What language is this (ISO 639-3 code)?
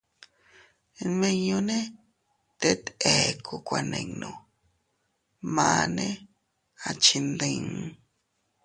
cut